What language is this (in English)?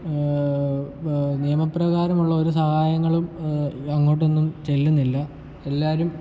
Malayalam